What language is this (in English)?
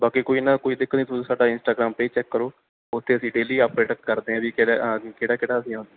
Punjabi